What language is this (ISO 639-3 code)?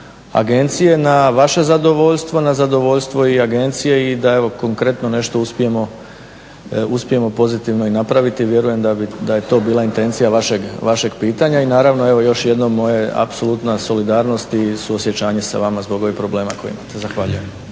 hrv